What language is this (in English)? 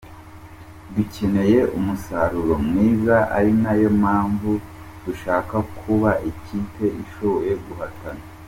Kinyarwanda